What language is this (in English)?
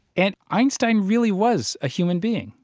English